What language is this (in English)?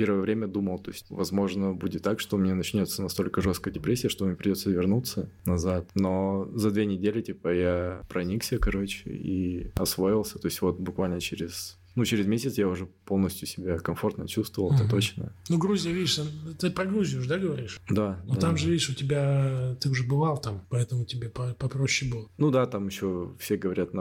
Russian